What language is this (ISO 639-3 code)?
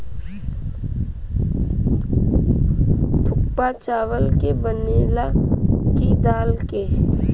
bho